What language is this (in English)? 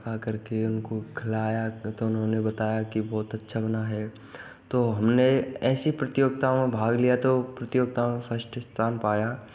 Hindi